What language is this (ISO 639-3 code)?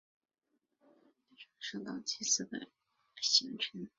zho